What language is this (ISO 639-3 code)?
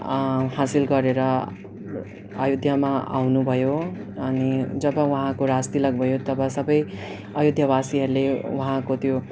nep